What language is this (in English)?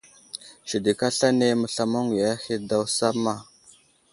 Wuzlam